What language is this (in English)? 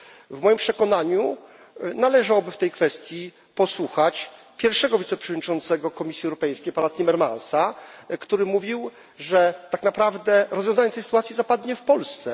Polish